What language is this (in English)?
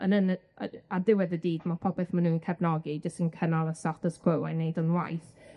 Welsh